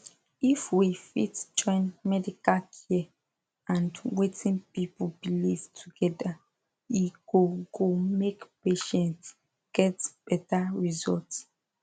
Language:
Nigerian Pidgin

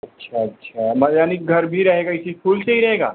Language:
Hindi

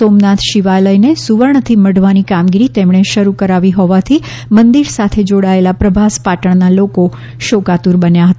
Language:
Gujarati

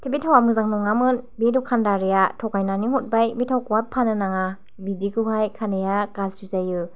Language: Bodo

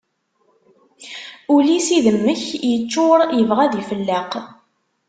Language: Kabyle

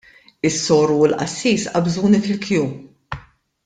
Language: Maltese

